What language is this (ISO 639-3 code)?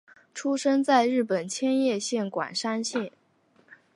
zho